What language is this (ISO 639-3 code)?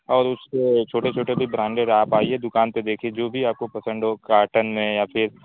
urd